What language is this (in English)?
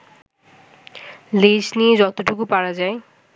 Bangla